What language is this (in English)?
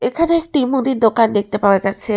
Bangla